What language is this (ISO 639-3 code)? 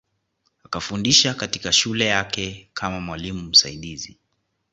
swa